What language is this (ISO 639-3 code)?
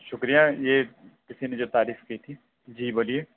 urd